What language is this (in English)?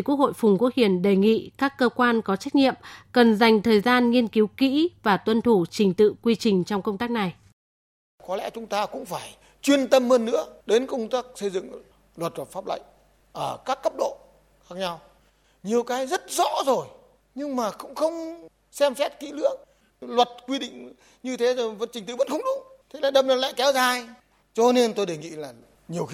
Vietnamese